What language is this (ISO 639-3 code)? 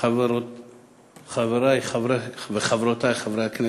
heb